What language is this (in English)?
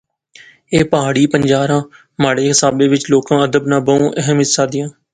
Pahari-Potwari